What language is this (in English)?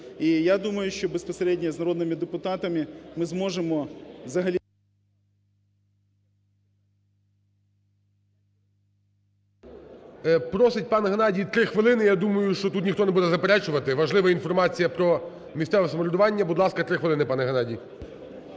Ukrainian